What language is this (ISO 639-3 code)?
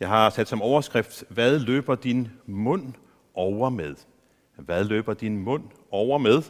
dan